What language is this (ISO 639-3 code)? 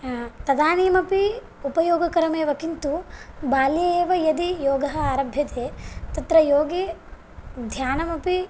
san